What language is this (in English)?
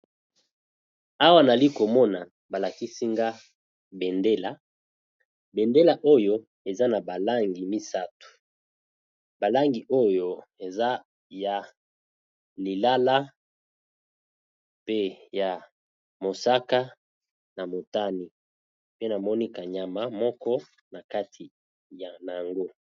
Lingala